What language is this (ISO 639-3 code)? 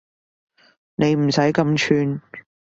yue